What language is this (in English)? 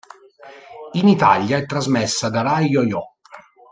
Italian